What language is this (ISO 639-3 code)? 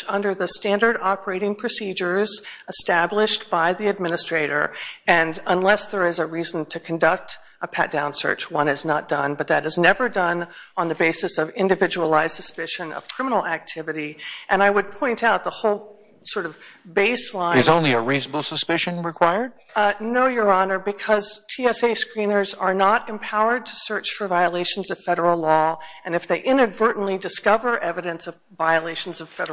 eng